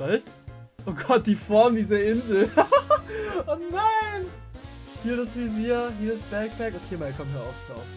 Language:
German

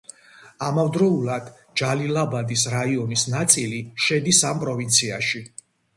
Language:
Georgian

